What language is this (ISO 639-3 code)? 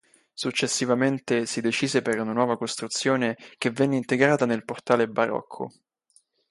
ita